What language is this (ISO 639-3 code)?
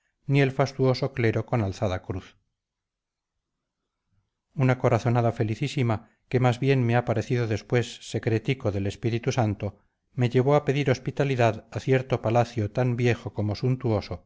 spa